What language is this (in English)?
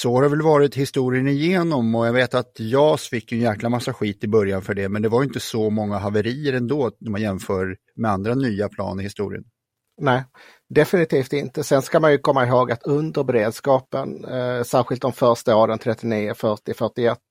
Swedish